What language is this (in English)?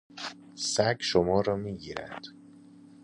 Persian